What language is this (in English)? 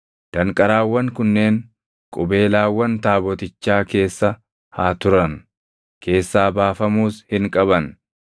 Oromo